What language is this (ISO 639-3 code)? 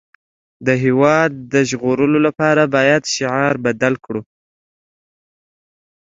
pus